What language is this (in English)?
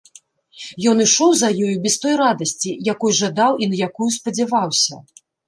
Belarusian